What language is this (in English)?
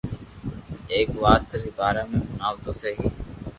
Loarki